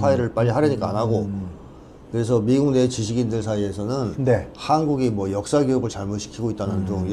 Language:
Korean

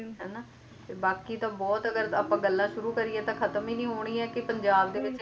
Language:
Punjabi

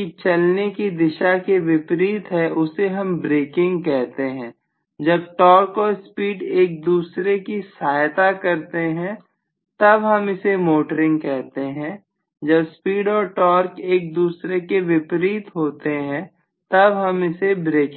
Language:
Hindi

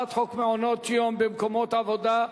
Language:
Hebrew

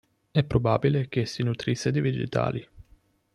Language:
Italian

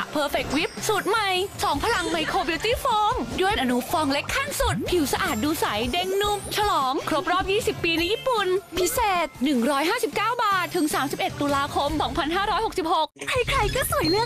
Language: Thai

